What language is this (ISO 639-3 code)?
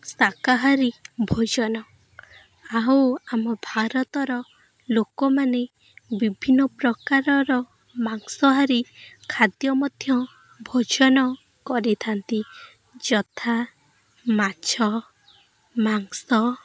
ori